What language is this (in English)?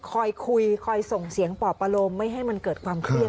Thai